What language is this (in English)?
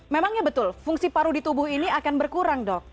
Indonesian